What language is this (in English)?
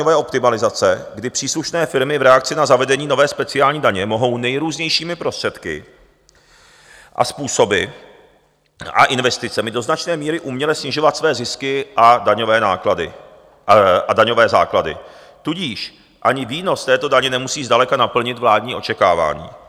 Czech